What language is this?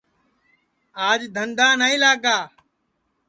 Sansi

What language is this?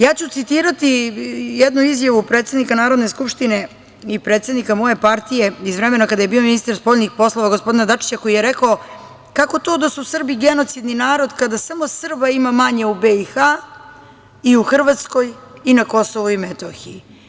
Serbian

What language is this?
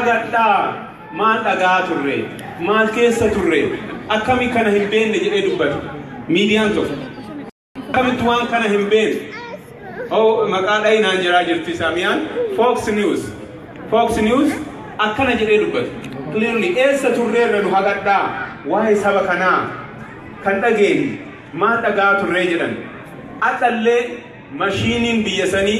Indonesian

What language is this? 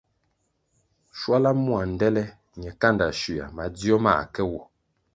Kwasio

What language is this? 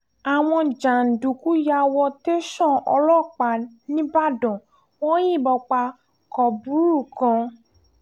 Yoruba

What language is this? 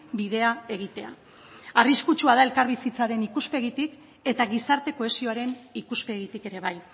Basque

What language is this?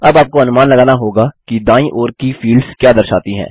Hindi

